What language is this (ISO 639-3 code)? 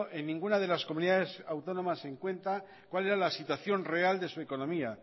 spa